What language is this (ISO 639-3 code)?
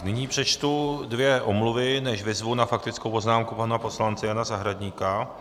ces